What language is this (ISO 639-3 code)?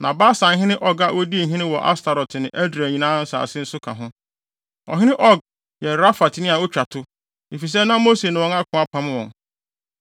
aka